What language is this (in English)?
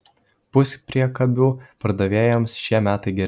Lithuanian